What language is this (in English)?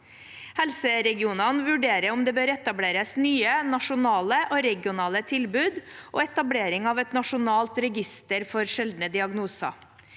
Norwegian